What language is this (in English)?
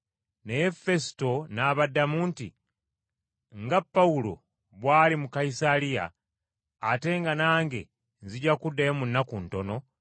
Ganda